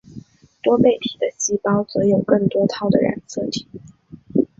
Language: Chinese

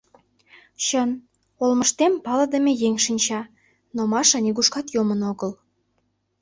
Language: Mari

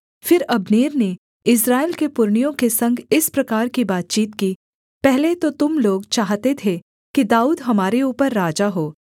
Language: Hindi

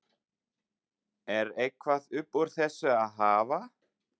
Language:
Icelandic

